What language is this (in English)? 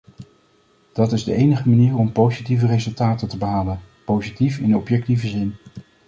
Dutch